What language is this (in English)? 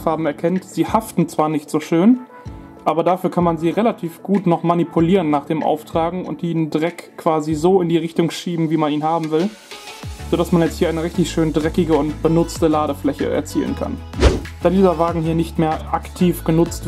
German